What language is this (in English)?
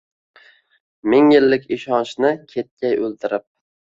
Uzbek